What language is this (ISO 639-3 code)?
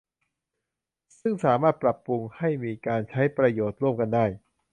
tha